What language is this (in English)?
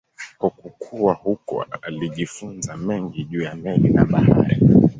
Swahili